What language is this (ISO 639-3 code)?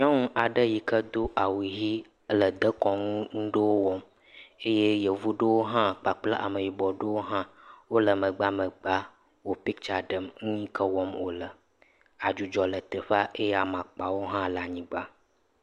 ewe